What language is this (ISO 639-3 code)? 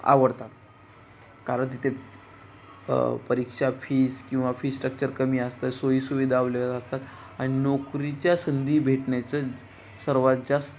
mar